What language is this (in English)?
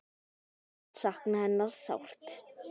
Icelandic